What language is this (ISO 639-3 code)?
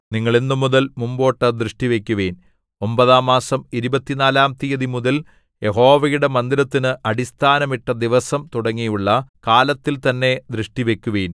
mal